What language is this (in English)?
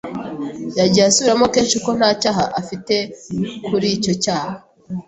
Kinyarwanda